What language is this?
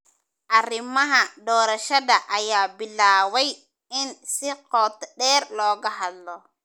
Somali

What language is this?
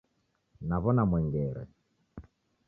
Taita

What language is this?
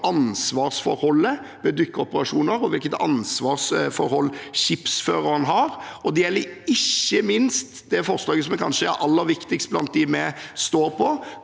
Norwegian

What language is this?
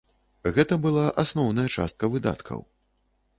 Belarusian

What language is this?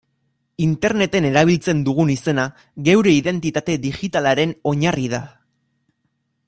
Basque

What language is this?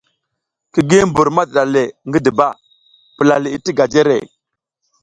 South Giziga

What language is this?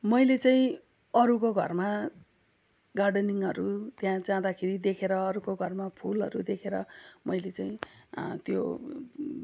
Nepali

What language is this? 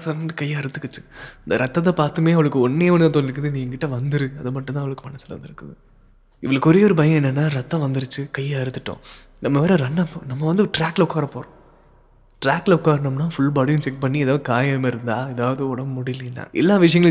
Tamil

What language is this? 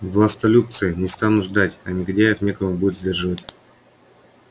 Russian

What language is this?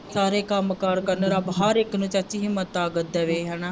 Punjabi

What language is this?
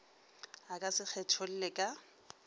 Northern Sotho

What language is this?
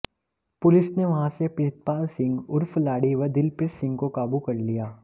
Hindi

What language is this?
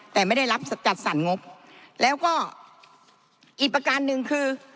Thai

